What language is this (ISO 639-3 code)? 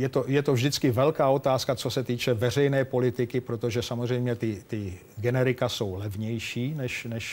ces